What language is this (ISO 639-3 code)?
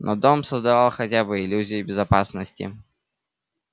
rus